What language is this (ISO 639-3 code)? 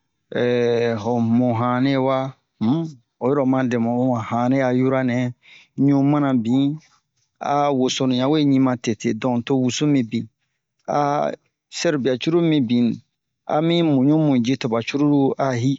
bmq